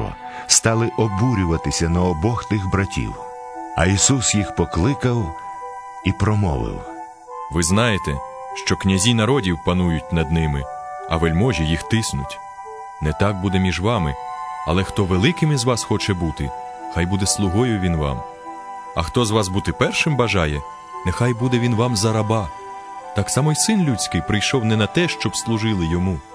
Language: Ukrainian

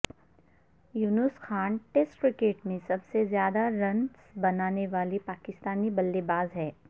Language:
Urdu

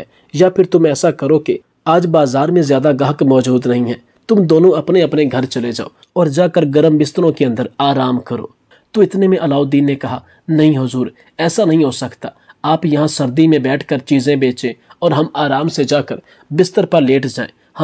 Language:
Hindi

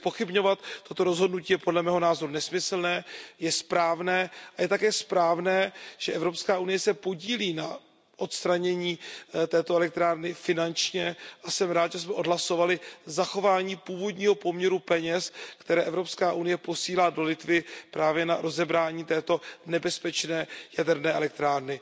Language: Czech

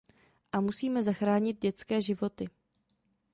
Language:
Czech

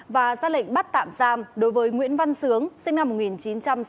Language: Vietnamese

